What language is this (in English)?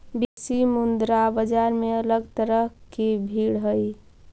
Magahi